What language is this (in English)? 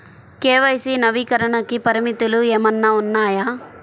Telugu